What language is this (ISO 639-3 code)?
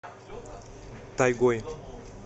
rus